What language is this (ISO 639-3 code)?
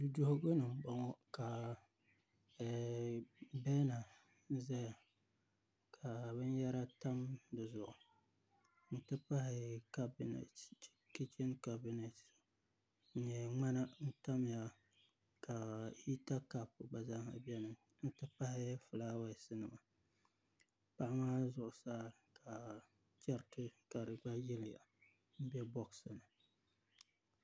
dag